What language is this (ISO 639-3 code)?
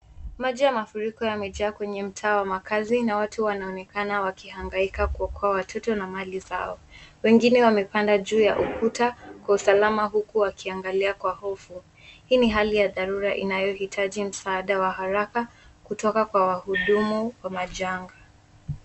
swa